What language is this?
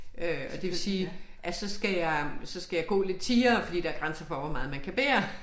Danish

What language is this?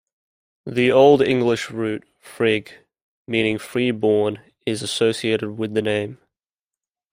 English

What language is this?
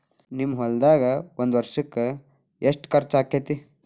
Kannada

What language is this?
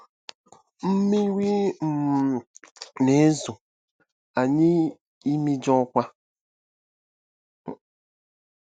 Igbo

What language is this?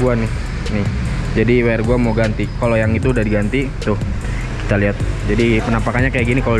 Indonesian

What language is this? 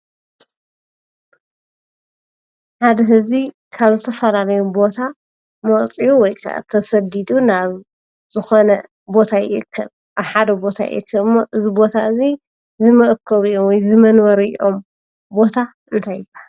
Tigrinya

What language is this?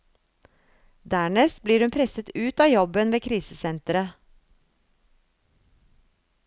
Norwegian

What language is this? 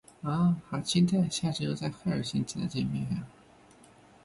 Chinese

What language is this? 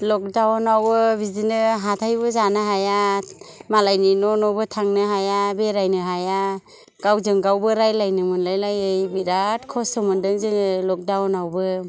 Bodo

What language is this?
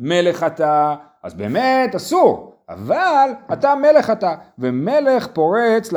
Hebrew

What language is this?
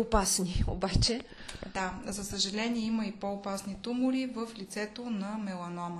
Bulgarian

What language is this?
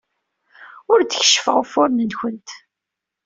Kabyle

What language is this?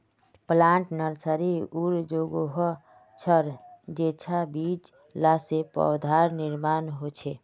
Magahi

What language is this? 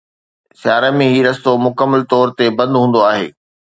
Sindhi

